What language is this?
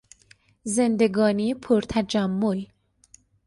Persian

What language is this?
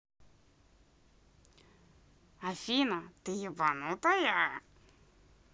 Russian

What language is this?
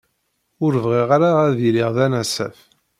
Kabyle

